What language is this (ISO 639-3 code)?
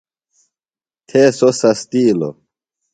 phl